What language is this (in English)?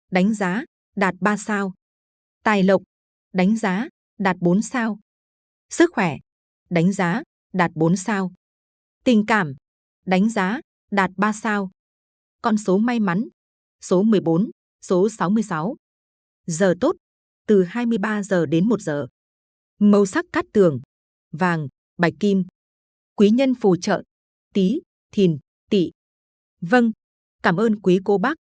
Vietnamese